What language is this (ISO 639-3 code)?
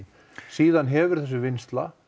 isl